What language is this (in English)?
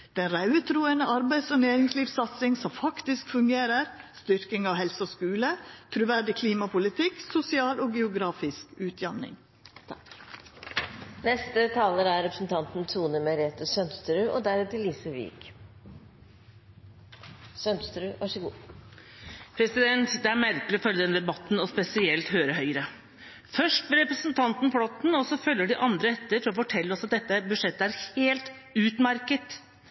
Norwegian